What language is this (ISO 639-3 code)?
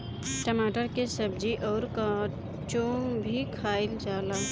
bho